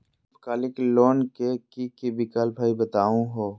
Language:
Magahi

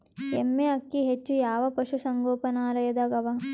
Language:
Kannada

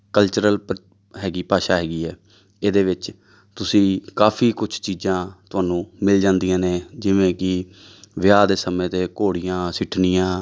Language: Punjabi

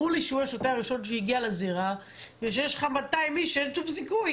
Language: Hebrew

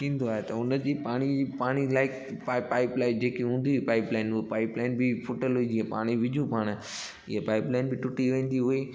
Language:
Sindhi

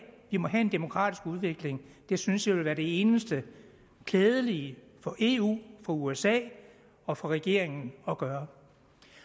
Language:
Danish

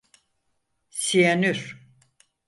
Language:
Turkish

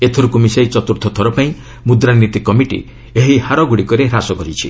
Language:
Odia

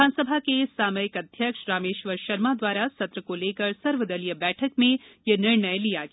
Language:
Hindi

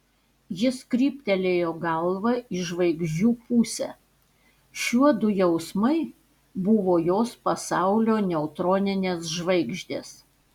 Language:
Lithuanian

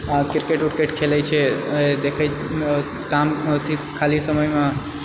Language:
Maithili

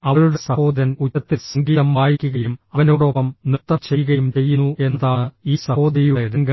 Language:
Malayalam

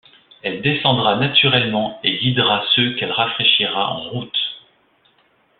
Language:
French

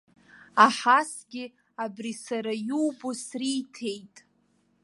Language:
Abkhazian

